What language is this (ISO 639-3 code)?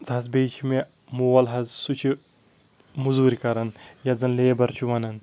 kas